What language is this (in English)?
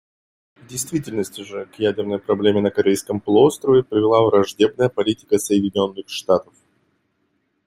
Russian